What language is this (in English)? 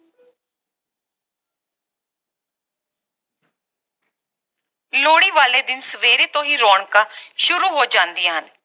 Punjabi